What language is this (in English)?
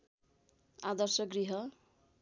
Nepali